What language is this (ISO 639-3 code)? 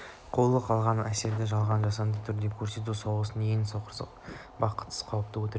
kaz